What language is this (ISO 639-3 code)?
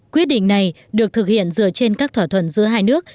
vie